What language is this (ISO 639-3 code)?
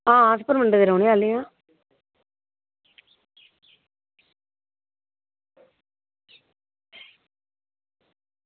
doi